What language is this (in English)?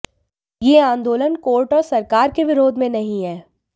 Hindi